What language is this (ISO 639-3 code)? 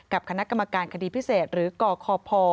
tha